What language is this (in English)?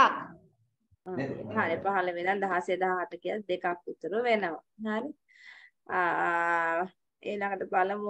Thai